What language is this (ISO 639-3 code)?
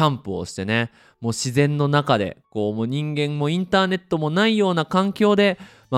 jpn